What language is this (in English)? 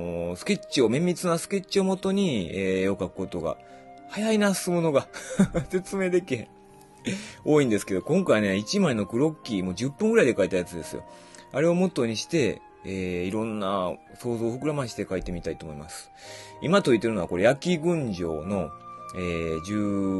Japanese